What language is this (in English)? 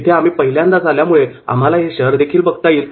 Marathi